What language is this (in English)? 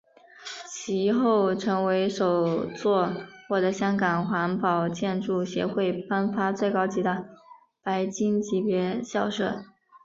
Chinese